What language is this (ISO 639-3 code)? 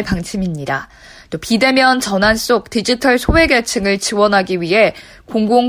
kor